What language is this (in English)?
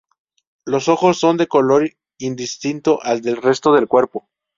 Spanish